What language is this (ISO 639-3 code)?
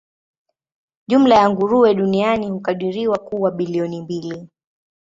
swa